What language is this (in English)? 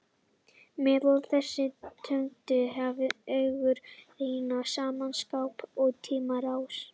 Icelandic